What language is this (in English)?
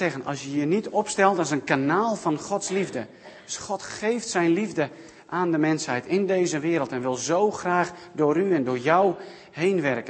Dutch